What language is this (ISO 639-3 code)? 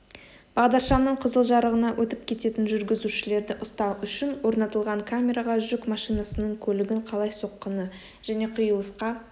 kaz